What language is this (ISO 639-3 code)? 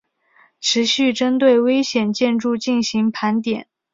zho